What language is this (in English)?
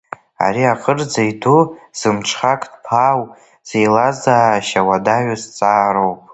Abkhazian